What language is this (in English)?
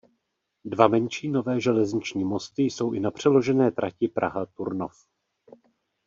Czech